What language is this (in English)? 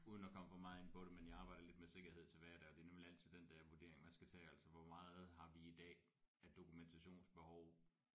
Danish